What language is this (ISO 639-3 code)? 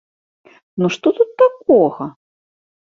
bel